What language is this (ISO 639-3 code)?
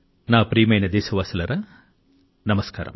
tel